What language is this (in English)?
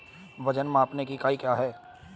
Hindi